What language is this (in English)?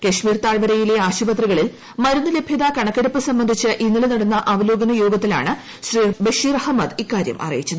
Malayalam